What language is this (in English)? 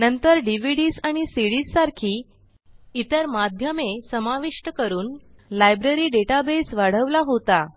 Marathi